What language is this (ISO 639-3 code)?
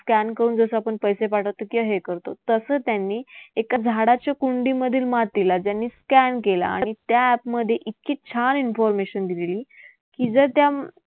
mar